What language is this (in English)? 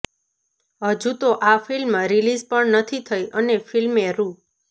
Gujarati